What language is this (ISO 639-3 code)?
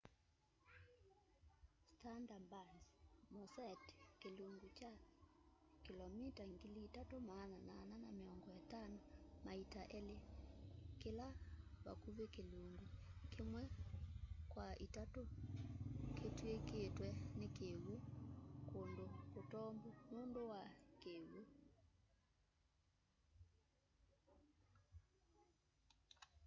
kam